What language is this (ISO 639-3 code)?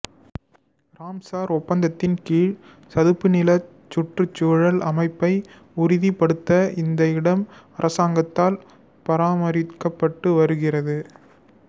tam